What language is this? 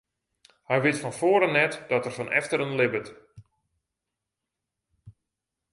Western Frisian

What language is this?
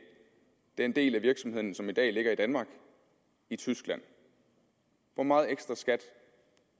Danish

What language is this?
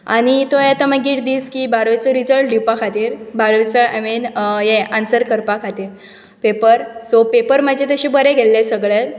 Konkani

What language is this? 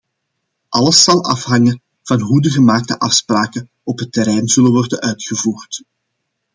Dutch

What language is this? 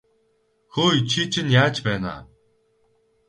Mongolian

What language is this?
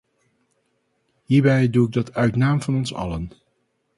Dutch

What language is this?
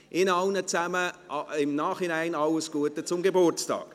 Swiss German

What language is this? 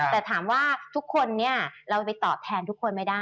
Thai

